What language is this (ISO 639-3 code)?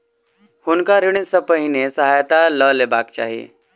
mai